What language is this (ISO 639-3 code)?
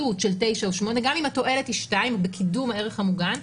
heb